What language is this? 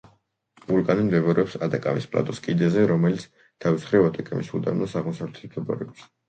Georgian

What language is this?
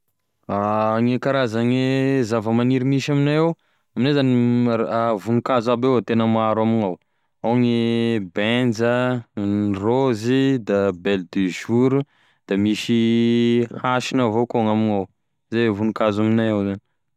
Tesaka Malagasy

